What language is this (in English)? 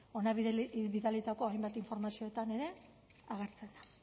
Basque